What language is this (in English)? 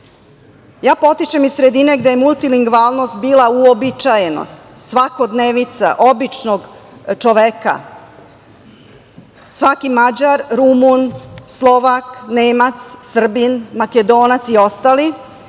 Serbian